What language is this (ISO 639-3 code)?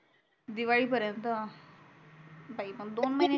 mar